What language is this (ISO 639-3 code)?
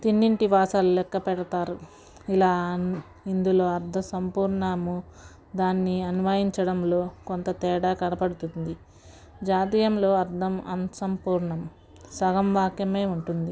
tel